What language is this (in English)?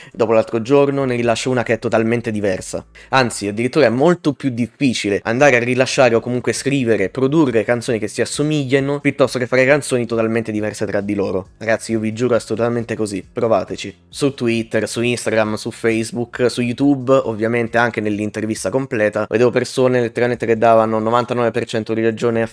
Italian